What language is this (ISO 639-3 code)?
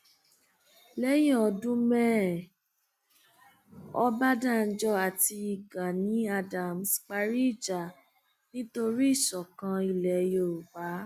yor